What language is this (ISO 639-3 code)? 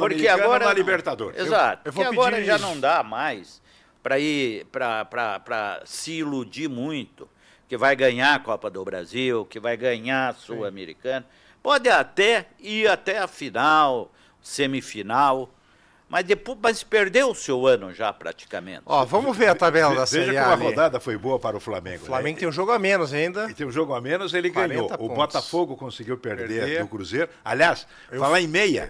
por